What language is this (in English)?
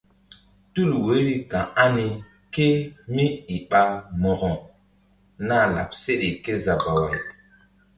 Mbum